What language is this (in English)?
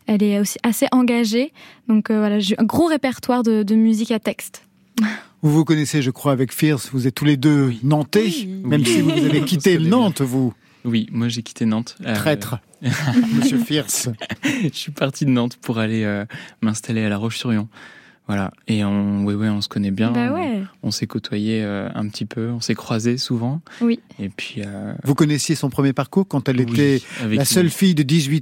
French